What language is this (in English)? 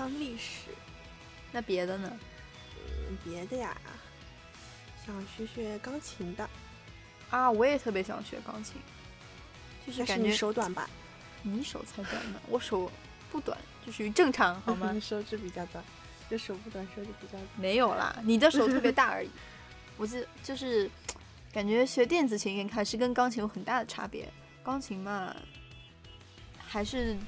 Chinese